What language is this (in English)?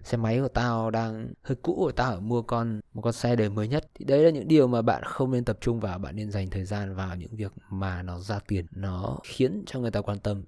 Vietnamese